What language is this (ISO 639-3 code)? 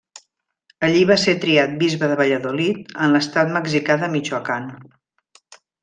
cat